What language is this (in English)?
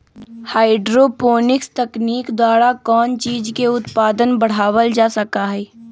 Magahi